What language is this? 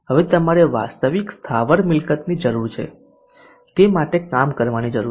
Gujarati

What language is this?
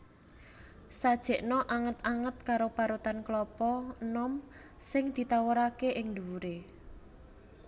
Javanese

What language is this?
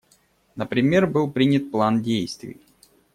Russian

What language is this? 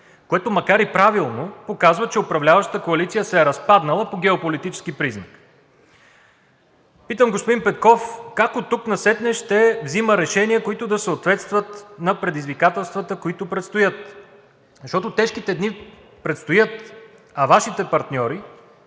Bulgarian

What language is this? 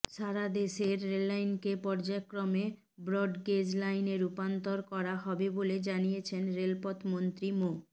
Bangla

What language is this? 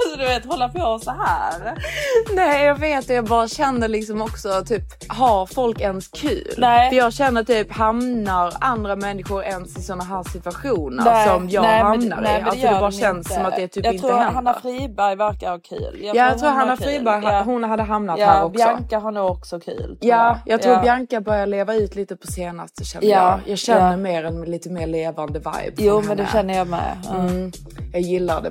Swedish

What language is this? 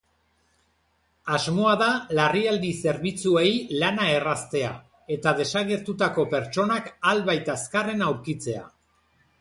Basque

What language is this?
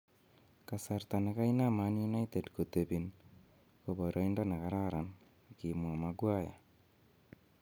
Kalenjin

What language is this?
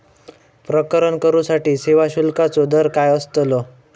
Marathi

